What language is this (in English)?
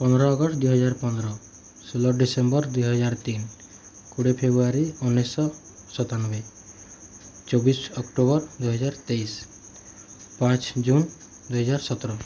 Odia